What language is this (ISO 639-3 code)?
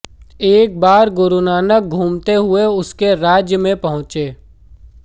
hin